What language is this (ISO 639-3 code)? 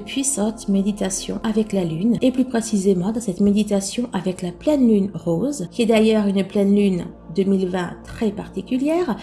fra